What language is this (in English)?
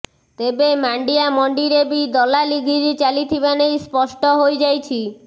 Odia